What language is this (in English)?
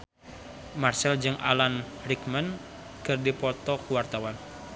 Sundanese